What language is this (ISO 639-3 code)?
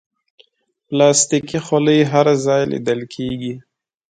pus